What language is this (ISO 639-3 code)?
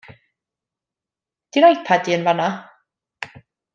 cym